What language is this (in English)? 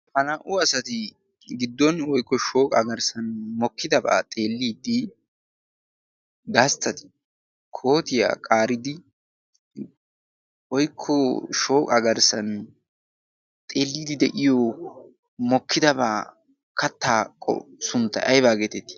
Wolaytta